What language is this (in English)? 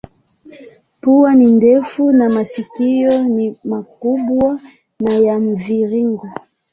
Swahili